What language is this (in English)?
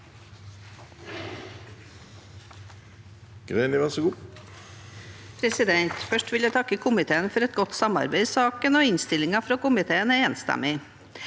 Norwegian